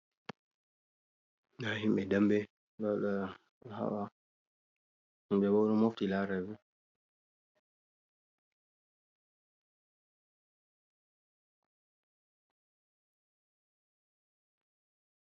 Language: Fula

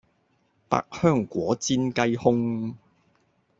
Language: Cantonese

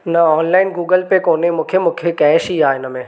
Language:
Sindhi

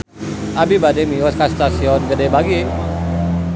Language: Sundanese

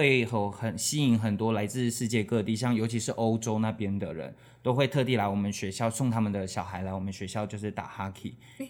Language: Chinese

